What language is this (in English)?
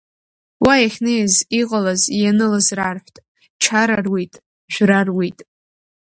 Abkhazian